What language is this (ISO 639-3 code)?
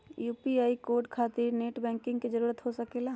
mag